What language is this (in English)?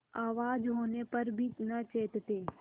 Hindi